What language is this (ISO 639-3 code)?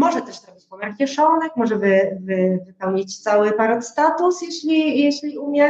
pol